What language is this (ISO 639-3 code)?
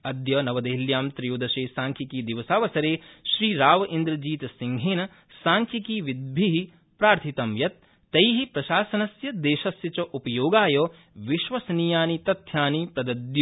san